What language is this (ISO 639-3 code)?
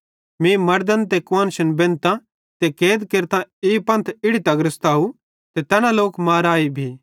bhd